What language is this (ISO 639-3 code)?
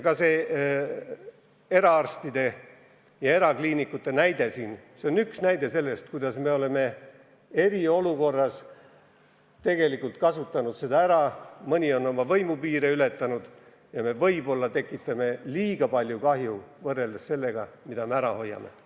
est